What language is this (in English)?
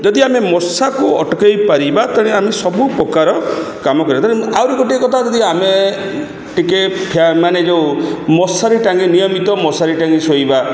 Odia